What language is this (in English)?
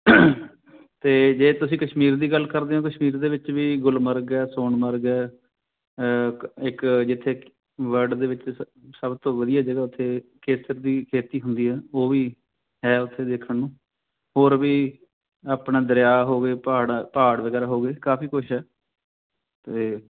Punjabi